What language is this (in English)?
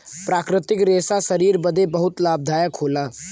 Bhojpuri